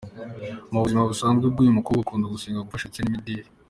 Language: Kinyarwanda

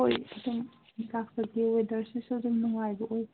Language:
Manipuri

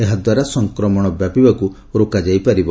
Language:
Odia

